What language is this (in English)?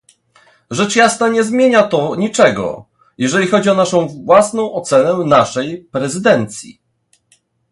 Polish